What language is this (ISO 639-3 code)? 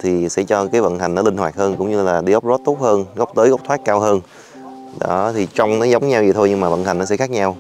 vie